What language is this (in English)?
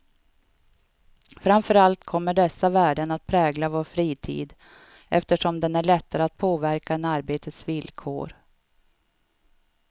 Swedish